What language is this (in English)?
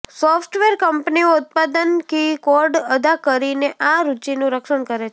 Gujarati